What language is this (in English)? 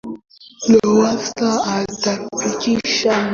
Swahili